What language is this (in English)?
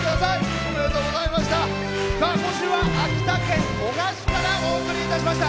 Japanese